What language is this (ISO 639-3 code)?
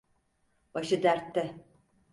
tur